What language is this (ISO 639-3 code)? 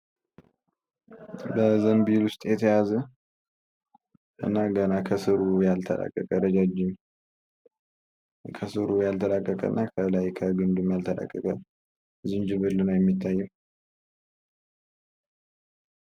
amh